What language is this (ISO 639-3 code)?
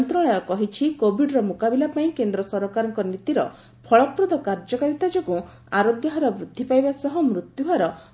ori